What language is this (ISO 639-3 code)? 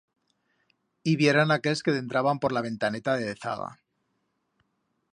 arg